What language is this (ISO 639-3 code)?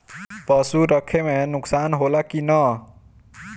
bho